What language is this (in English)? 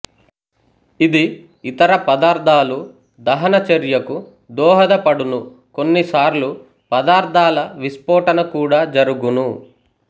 Telugu